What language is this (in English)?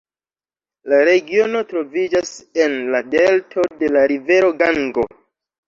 Esperanto